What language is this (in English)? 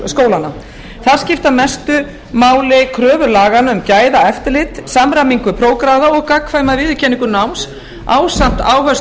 Icelandic